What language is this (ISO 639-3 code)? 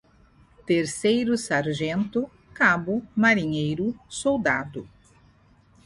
por